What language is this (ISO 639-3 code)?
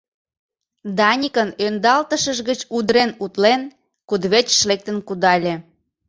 chm